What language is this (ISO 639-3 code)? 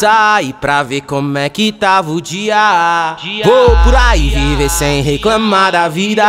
por